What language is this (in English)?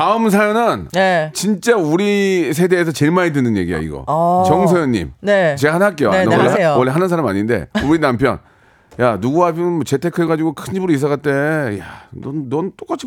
Korean